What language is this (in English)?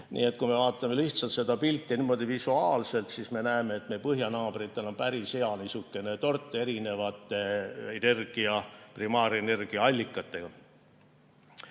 Estonian